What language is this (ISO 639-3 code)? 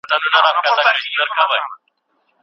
pus